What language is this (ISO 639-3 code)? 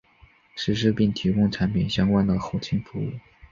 zho